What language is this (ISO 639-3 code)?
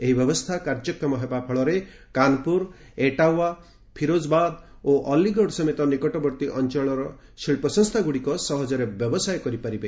ori